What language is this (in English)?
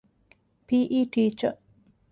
Divehi